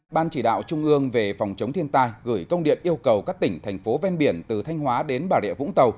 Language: Vietnamese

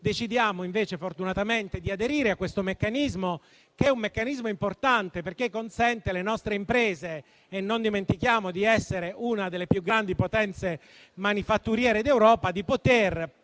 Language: Italian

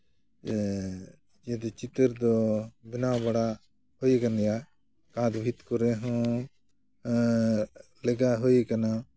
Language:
Santali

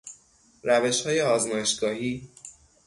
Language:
Persian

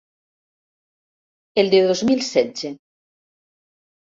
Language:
Catalan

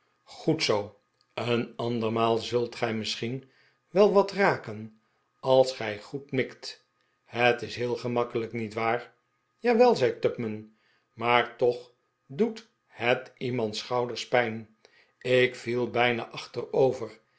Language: Dutch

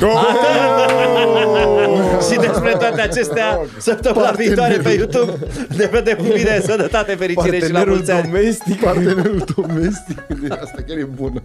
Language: Romanian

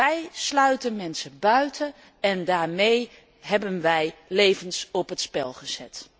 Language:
Dutch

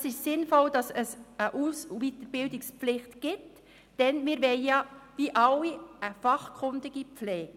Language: Swiss German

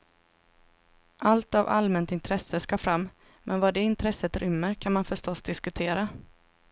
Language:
Swedish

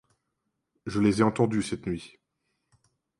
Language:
French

